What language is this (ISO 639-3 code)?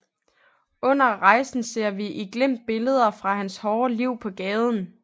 dan